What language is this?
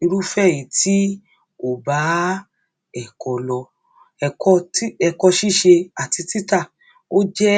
Yoruba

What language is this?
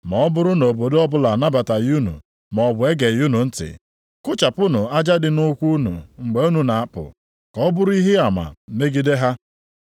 Igbo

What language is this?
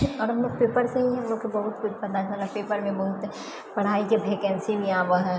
Maithili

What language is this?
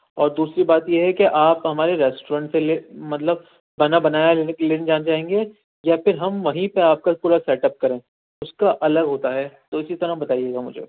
Urdu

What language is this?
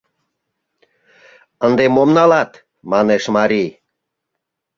Mari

